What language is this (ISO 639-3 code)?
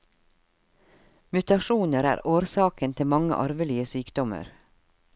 nor